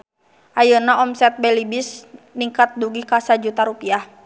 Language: Sundanese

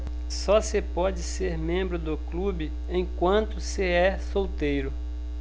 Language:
Portuguese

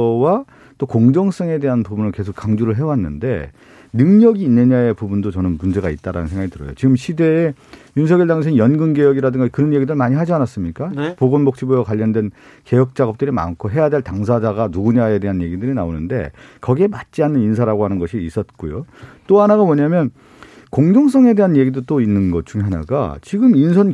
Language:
Korean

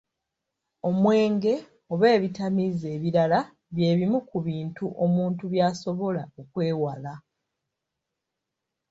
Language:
Ganda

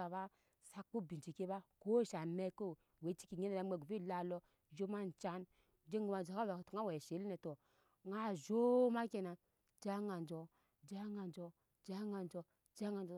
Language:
Nyankpa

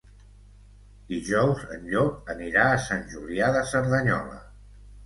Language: Catalan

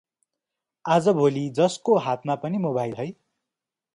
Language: Nepali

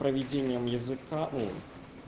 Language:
Russian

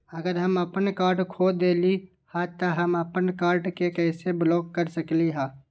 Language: Magahi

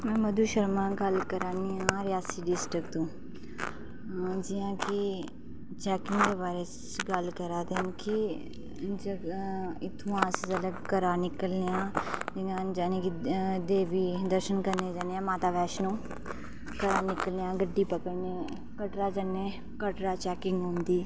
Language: Dogri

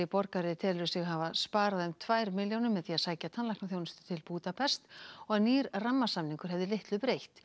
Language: Icelandic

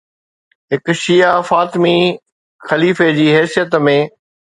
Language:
Sindhi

